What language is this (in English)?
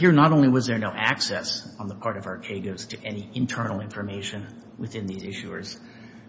English